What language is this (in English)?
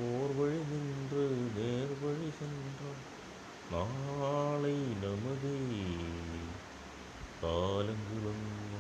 Malayalam